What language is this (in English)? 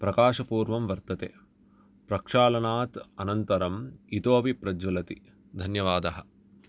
Sanskrit